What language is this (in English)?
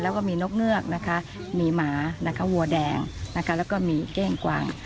Thai